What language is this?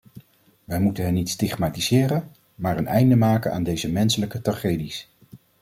Dutch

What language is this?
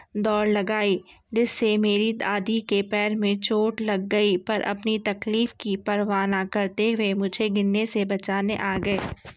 Urdu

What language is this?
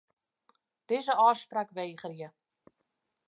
Western Frisian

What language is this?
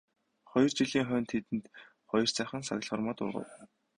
Mongolian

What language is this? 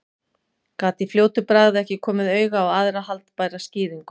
Icelandic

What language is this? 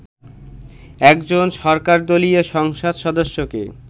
Bangla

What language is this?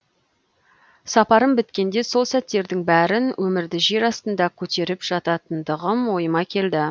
Kazakh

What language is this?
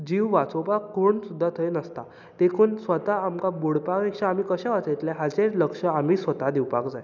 Konkani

